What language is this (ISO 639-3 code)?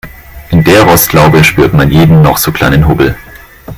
deu